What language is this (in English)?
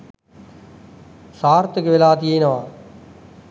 Sinhala